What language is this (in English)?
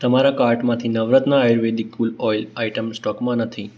Gujarati